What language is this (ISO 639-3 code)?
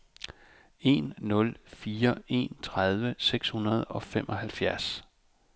dan